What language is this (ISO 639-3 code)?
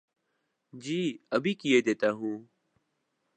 urd